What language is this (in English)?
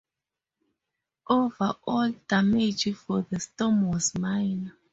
English